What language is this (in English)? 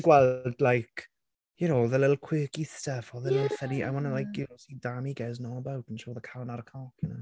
Welsh